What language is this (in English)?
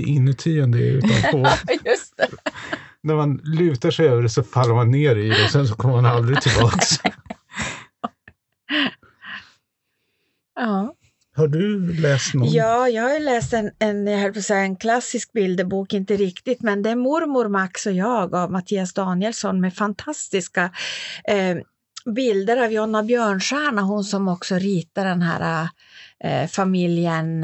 Swedish